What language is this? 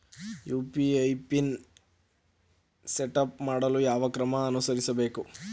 Kannada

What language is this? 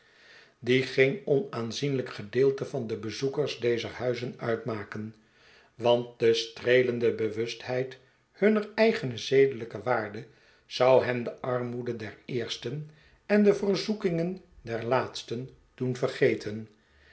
Dutch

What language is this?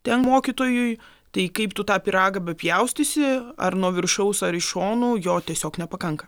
Lithuanian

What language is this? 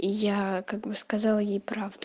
Russian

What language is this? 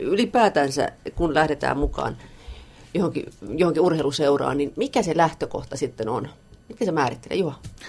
Finnish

